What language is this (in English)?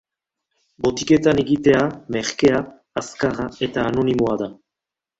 Basque